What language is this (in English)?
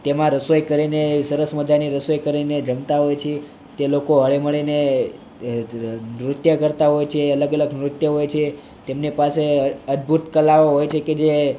Gujarati